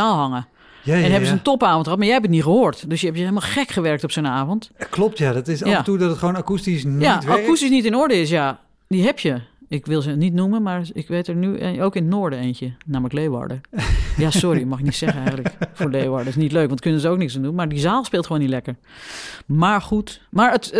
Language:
Dutch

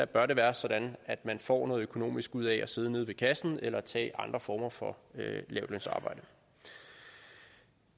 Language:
Danish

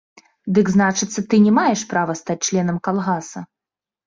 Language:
Belarusian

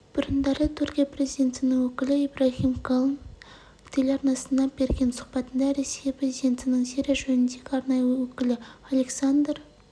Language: Kazakh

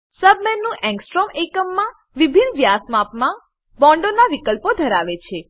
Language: Gujarati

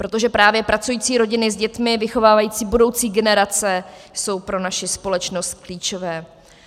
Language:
Czech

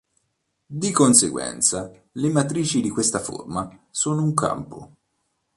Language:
Italian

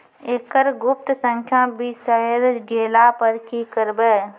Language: Maithili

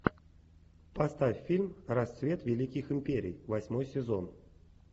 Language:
Russian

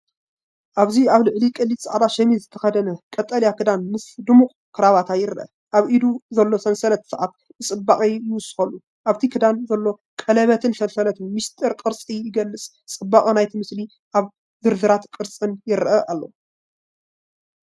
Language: Tigrinya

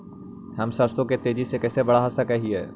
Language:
Magahi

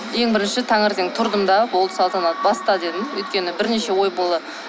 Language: Kazakh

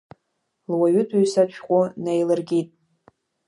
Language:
Abkhazian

